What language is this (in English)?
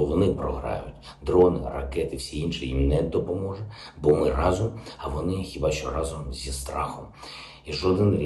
Ukrainian